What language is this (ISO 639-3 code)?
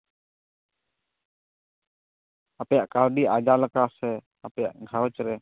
sat